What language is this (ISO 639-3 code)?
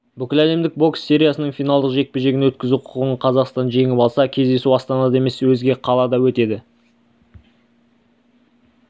kaz